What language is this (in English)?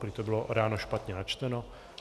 Czech